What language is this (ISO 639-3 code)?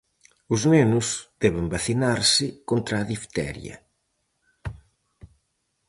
glg